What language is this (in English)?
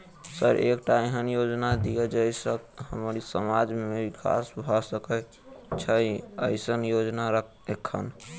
Maithili